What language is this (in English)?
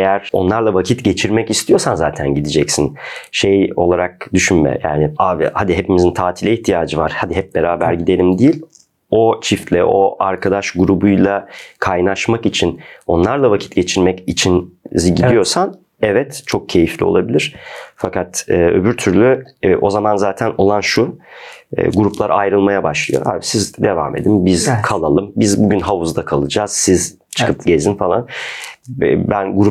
Turkish